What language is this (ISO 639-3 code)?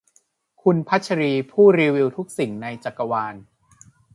tha